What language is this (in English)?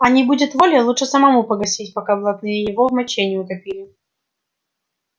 Russian